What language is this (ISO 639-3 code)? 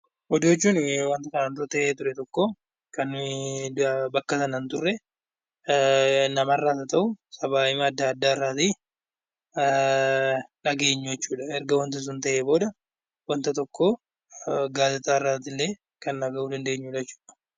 orm